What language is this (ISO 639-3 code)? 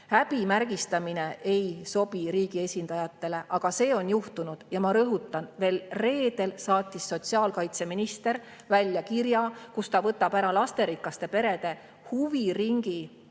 est